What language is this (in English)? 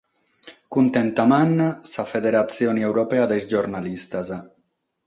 Sardinian